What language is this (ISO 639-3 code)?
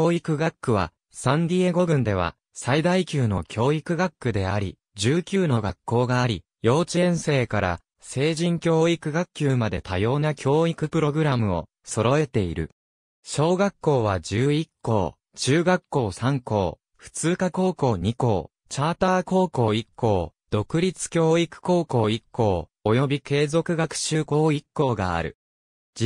jpn